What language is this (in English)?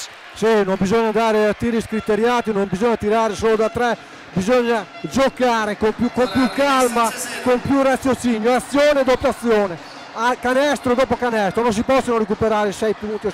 Italian